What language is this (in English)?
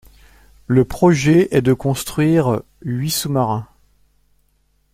French